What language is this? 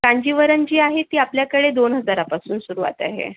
Marathi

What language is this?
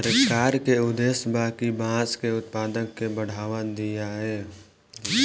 Bhojpuri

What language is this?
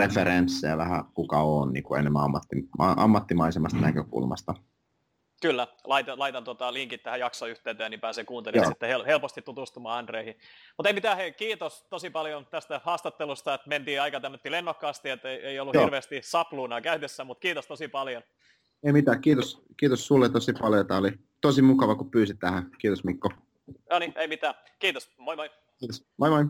Finnish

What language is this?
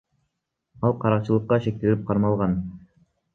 Kyrgyz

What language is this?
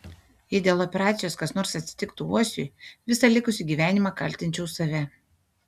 Lithuanian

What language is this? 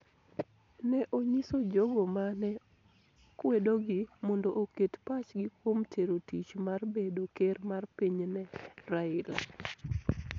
Luo (Kenya and Tanzania)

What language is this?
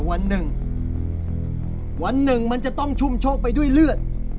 Thai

